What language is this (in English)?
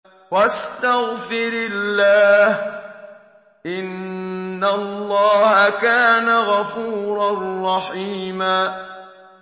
Arabic